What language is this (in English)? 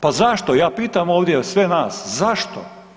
Croatian